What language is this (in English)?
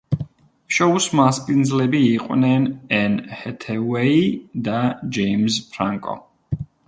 Georgian